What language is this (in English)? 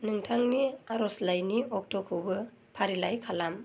Bodo